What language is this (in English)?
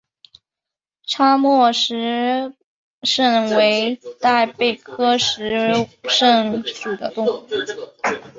Chinese